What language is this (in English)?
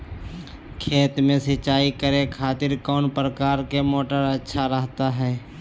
Magahi